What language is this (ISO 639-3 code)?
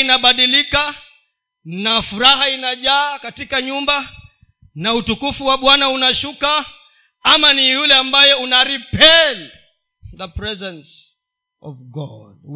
swa